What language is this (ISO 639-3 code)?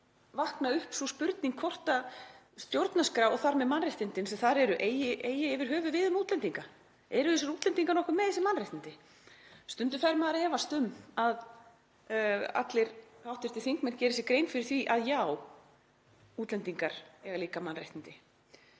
isl